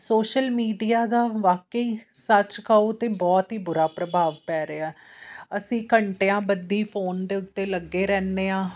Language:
Punjabi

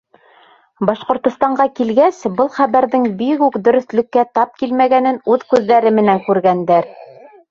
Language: Bashkir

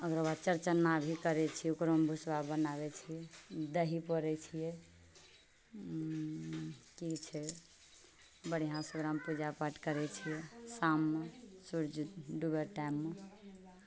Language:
Maithili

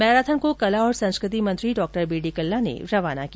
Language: Hindi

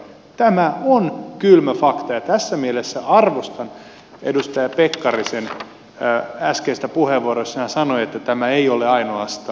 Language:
Finnish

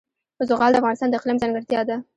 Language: Pashto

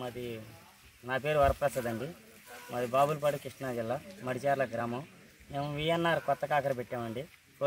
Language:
Thai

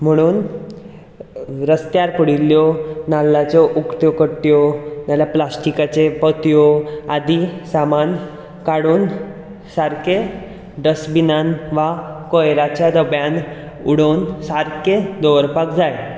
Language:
Konkani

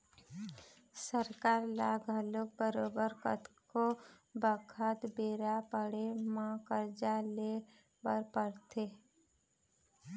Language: Chhattisgarhi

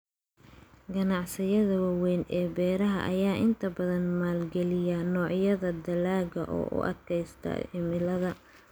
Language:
Somali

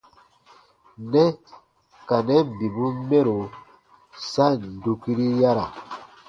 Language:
Baatonum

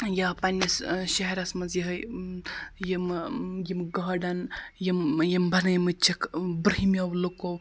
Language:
Kashmiri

